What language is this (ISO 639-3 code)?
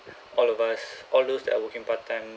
eng